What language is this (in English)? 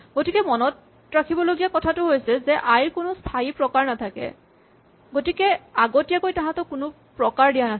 Assamese